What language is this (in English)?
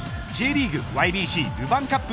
Japanese